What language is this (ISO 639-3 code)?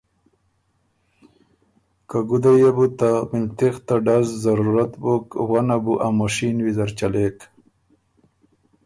oru